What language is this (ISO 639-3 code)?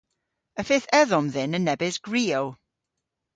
cor